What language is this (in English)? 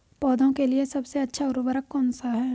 Hindi